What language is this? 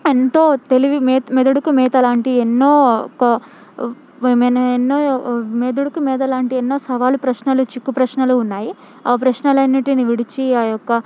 Telugu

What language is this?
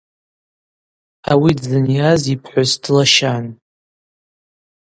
Abaza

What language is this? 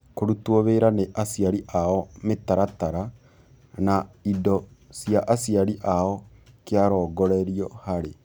Kikuyu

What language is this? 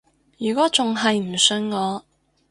Cantonese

